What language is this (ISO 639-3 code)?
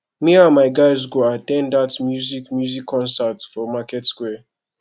pcm